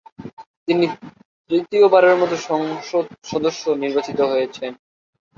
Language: Bangla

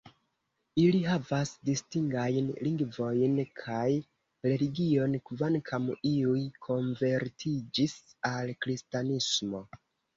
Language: Esperanto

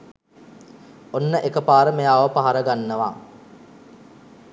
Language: Sinhala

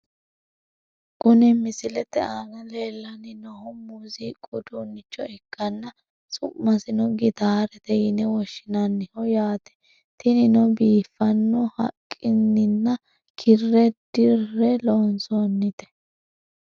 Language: Sidamo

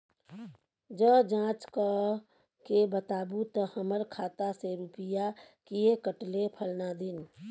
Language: Maithili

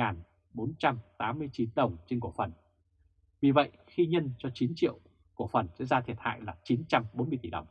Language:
Vietnamese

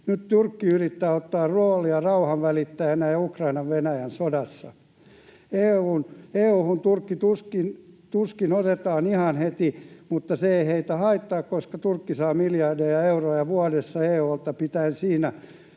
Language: Finnish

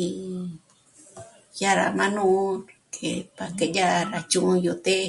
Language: Michoacán Mazahua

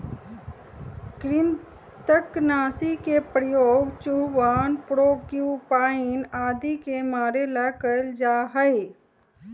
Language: Magahi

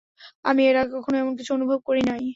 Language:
Bangla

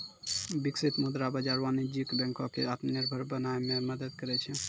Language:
Maithili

